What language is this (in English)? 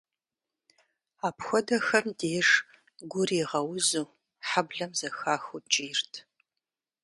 Kabardian